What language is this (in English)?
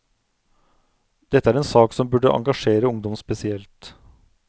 Norwegian